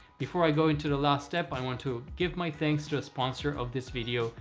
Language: English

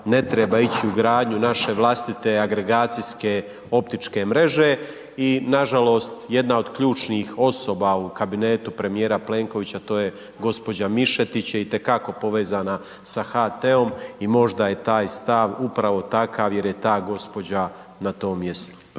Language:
Croatian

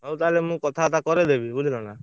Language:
Odia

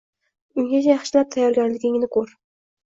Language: Uzbek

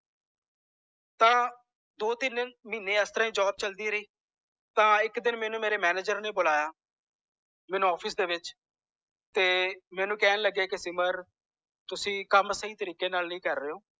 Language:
Punjabi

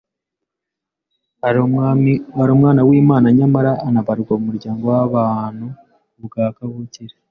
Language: Kinyarwanda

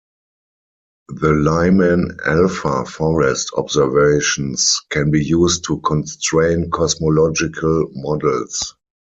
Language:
English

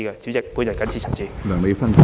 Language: Cantonese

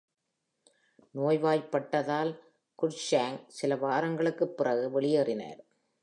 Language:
Tamil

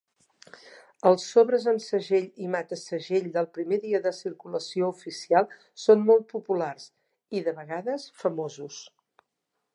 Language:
Catalan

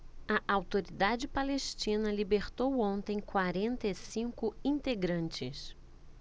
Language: Portuguese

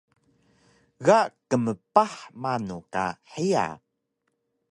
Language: Taroko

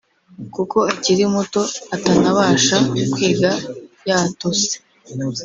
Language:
Kinyarwanda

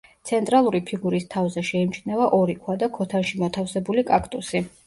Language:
Georgian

